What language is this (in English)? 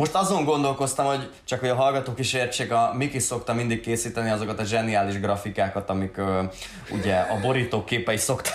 Hungarian